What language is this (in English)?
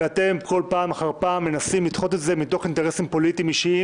Hebrew